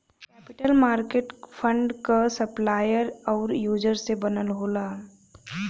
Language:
Bhojpuri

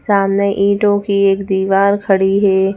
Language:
Hindi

